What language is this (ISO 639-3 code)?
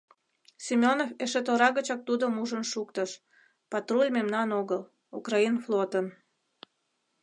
chm